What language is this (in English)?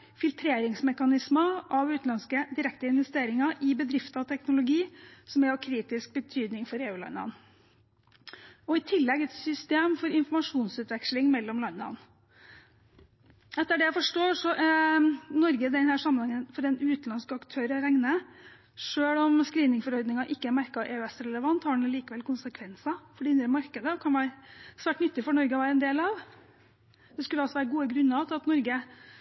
Norwegian Bokmål